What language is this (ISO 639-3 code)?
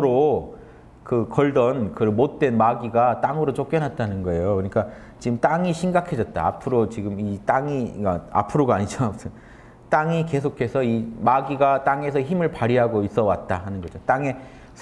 kor